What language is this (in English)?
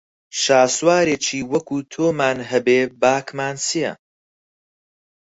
Central Kurdish